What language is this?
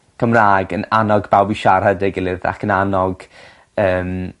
Welsh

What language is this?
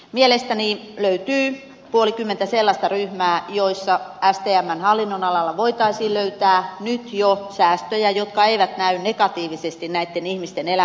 Finnish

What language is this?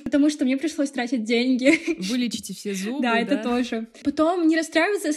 Russian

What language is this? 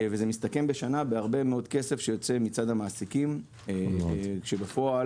Hebrew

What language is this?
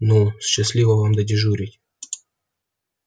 Russian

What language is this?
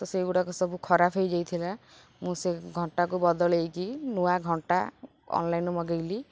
Odia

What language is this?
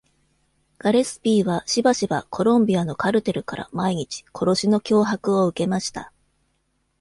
Japanese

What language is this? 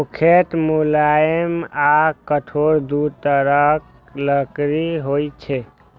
Maithili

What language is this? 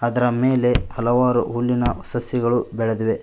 Kannada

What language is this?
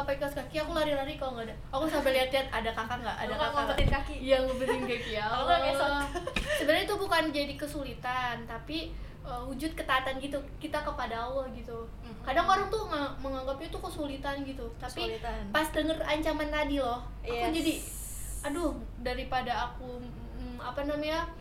Indonesian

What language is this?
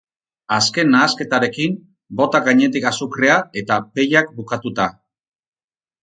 Basque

